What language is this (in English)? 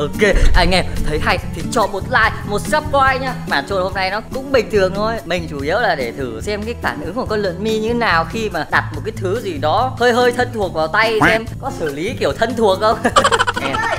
Vietnamese